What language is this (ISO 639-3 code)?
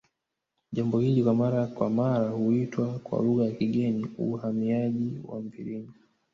swa